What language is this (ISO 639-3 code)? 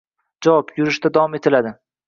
uzb